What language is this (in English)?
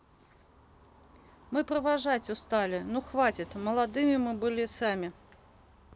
Russian